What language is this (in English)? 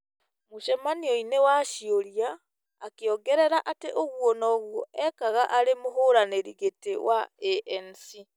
Kikuyu